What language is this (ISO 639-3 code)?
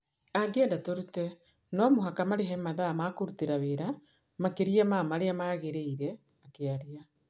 kik